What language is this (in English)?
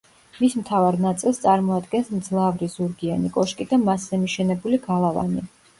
Georgian